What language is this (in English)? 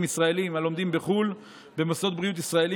Hebrew